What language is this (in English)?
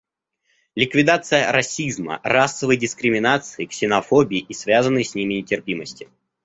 Russian